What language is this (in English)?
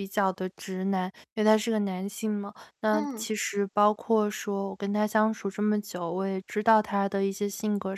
Chinese